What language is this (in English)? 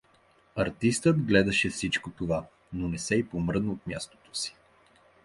Bulgarian